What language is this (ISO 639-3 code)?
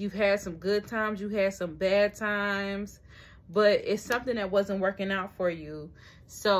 eng